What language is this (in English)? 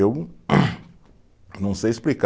Portuguese